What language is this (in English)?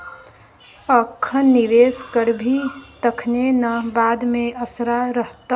Maithili